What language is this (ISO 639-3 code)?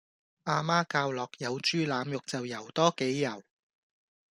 yue